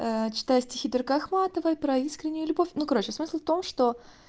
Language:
Russian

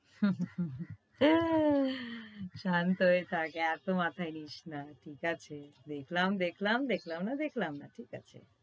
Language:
Bangla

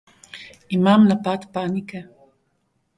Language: Slovenian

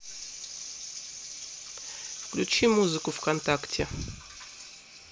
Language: Russian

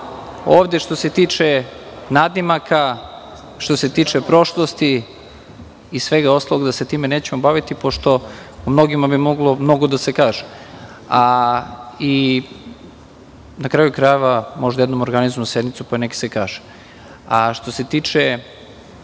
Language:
Serbian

